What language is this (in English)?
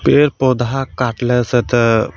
Maithili